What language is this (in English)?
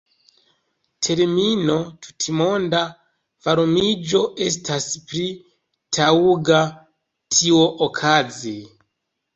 Esperanto